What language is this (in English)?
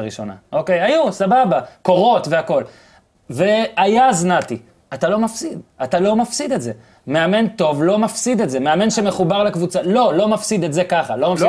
Hebrew